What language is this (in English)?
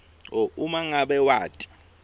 Swati